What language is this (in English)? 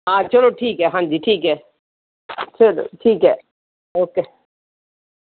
Punjabi